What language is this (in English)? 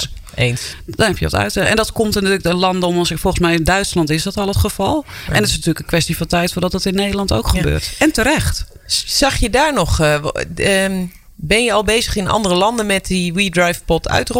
Dutch